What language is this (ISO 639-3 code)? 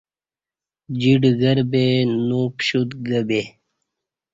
bsh